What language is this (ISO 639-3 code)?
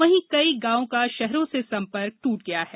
hin